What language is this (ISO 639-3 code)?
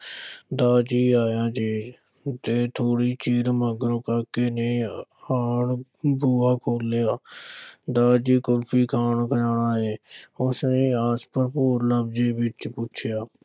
pan